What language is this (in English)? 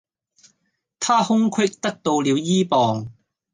Cantonese